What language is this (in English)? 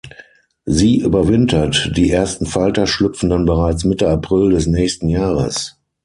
German